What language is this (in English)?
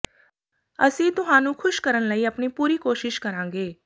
Punjabi